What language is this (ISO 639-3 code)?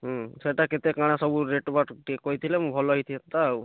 ori